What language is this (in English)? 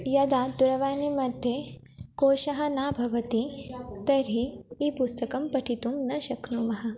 Sanskrit